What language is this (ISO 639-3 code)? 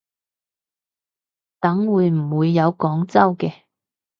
yue